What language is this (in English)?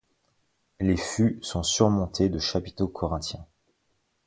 French